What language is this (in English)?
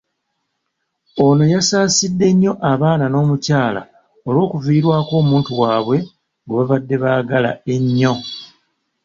Ganda